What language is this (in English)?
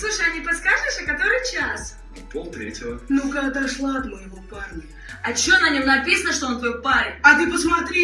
Russian